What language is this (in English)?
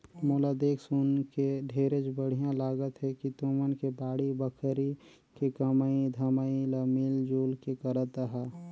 Chhattisgarhi